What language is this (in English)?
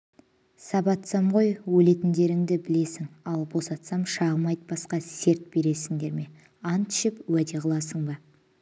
Kazakh